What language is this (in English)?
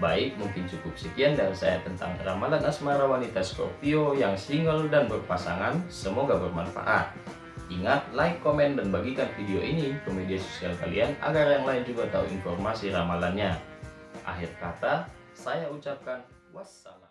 Indonesian